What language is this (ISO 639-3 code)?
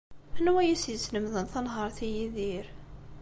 kab